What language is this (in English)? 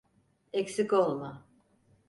Turkish